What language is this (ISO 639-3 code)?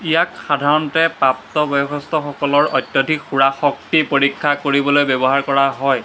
asm